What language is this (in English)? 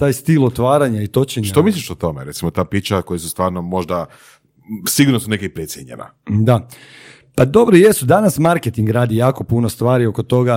Croatian